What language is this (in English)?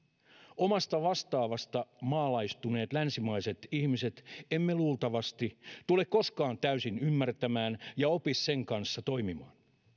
Finnish